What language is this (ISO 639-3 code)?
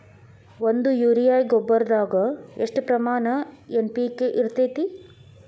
kan